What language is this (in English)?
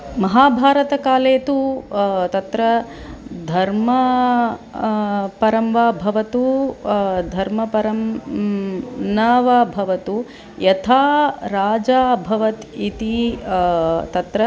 Sanskrit